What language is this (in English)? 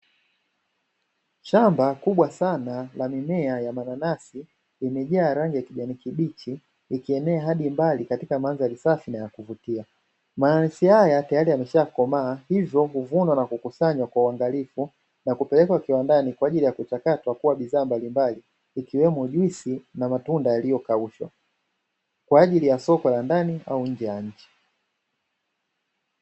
Swahili